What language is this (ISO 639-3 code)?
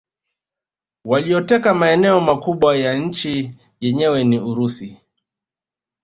swa